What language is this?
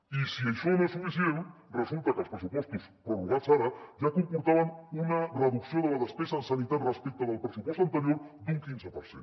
Catalan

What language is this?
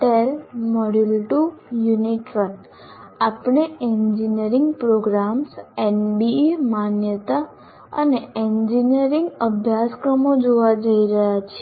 Gujarati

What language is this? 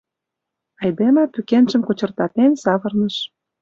Mari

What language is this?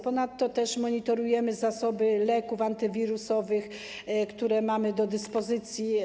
Polish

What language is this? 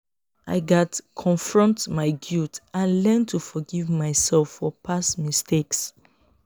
Nigerian Pidgin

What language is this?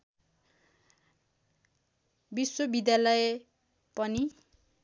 Nepali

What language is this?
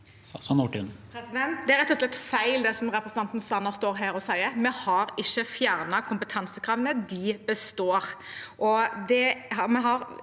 Norwegian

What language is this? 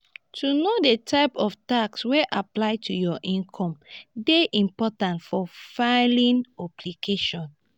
Nigerian Pidgin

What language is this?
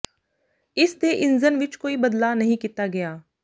Punjabi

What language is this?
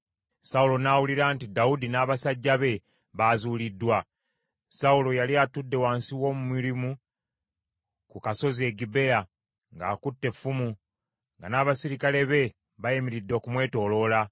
Ganda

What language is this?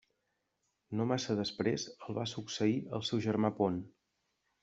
Catalan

